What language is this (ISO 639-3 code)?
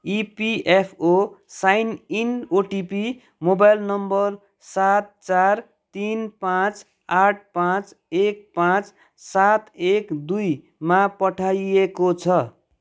nep